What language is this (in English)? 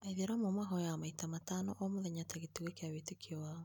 Kikuyu